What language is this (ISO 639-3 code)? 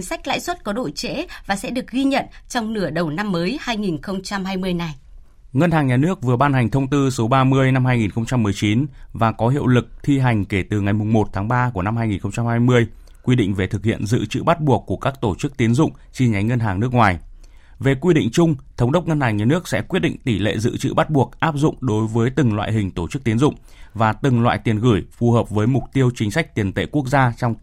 vie